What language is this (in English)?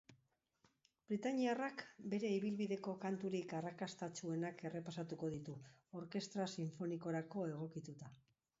Basque